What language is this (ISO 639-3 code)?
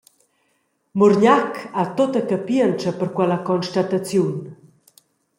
roh